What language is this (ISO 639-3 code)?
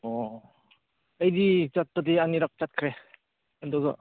mni